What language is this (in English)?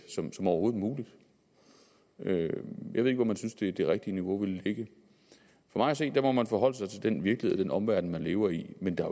Danish